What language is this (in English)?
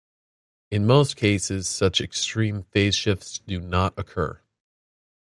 English